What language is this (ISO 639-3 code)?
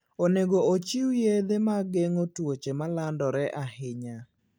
luo